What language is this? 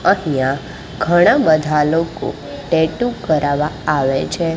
Gujarati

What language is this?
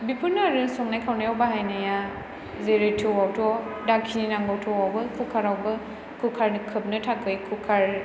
Bodo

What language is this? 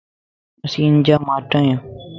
Lasi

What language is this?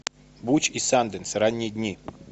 Russian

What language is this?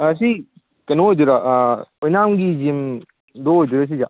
Manipuri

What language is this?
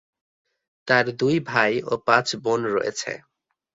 Bangla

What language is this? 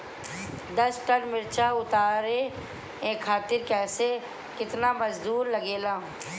Bhojpuri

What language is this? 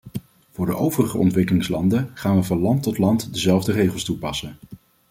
Dutch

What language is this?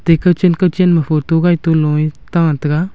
Wancho Naga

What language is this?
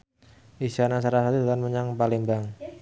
Javanese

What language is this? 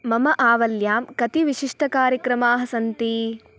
Sanskrit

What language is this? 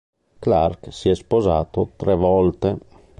Italian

